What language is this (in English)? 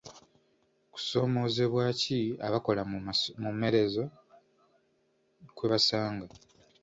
Ganda